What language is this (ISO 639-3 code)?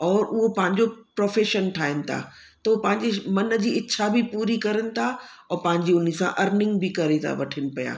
snd